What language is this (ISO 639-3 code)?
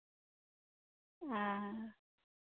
sat